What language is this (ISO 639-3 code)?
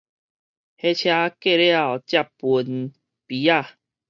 nan